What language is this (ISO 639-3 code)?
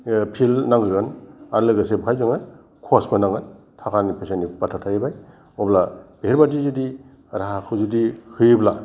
brx